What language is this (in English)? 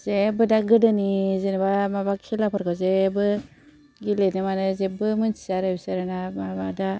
Bodo